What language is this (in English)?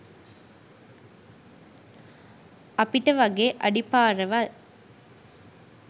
Sinhala